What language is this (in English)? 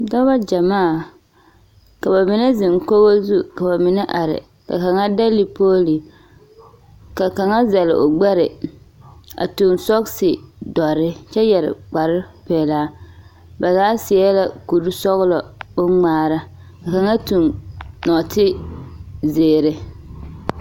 Southern Dagaare